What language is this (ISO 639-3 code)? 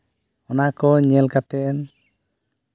sat